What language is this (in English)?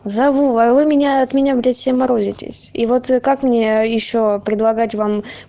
Russian